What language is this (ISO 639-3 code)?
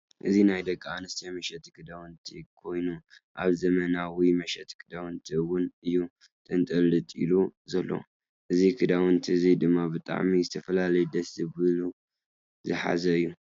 tir